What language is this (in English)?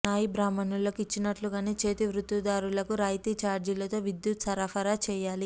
Telugu